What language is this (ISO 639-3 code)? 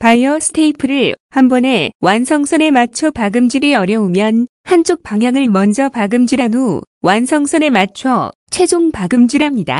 kor